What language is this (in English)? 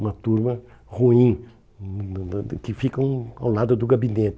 Portuguese